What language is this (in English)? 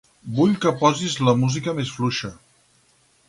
Catalan